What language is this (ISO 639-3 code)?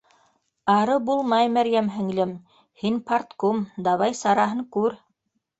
bak